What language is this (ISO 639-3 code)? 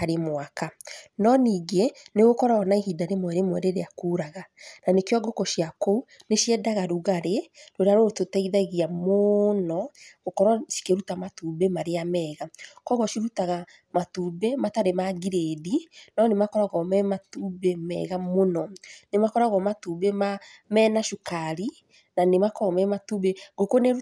kik